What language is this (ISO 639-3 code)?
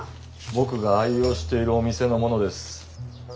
jpn